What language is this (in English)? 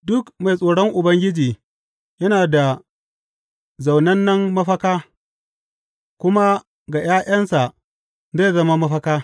Hausa